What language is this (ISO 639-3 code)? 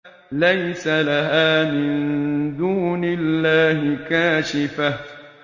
ara